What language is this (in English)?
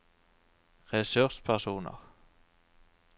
Norwegian